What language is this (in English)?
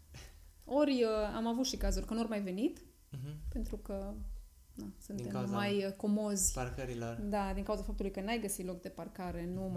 Romanian